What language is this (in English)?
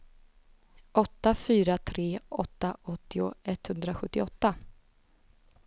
Swedish